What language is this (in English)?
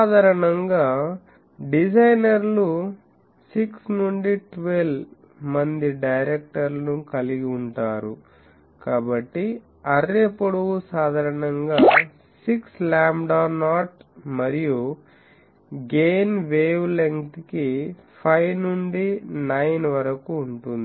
Telugu